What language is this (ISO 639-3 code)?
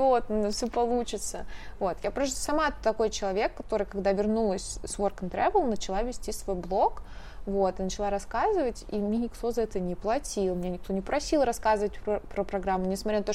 rus